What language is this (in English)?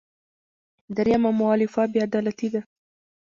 Pashto